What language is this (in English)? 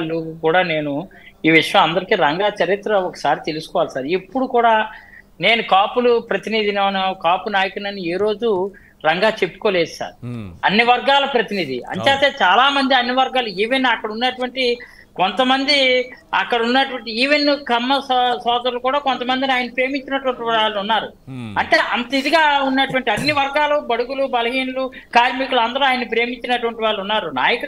Telugu